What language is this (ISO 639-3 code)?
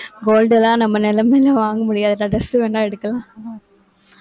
tam